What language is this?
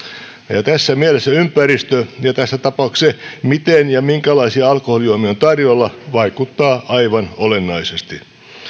Finnish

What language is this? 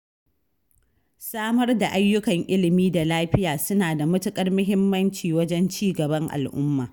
Hausa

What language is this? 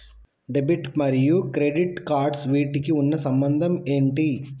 Telugu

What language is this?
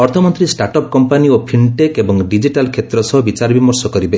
Odia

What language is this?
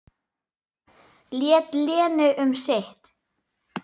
Icelandic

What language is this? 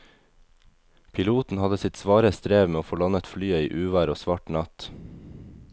Norwegian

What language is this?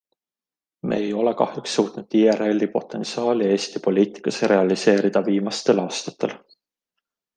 Estonian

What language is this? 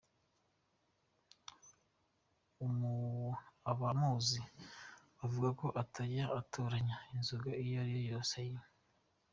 Kinyarwanda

